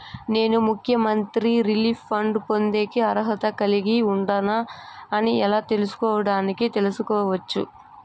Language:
Telugu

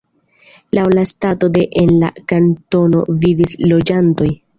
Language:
Esperanto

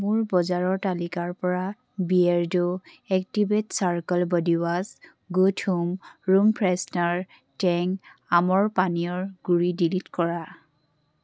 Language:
Assamese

